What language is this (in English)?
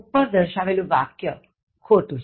Gujarati